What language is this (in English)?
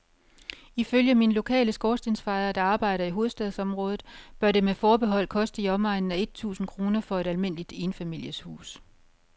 Danish